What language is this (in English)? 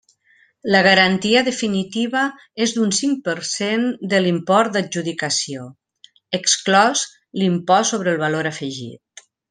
Catalan